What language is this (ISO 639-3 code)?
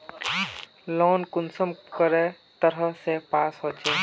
mag